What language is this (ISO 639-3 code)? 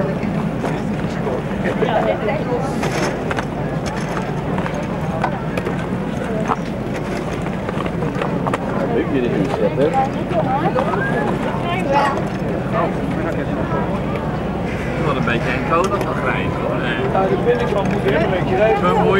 nld